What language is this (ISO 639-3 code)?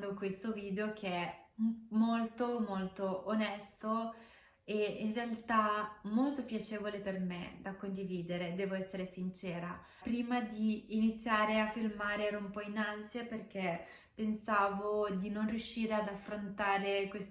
ita